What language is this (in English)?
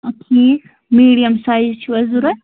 Kashmiri